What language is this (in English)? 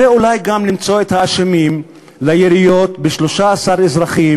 Hebrew